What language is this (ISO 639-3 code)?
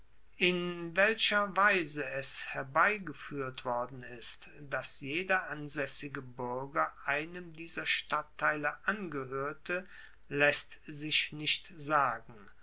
deu